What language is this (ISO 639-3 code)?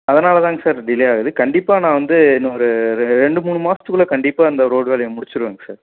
tam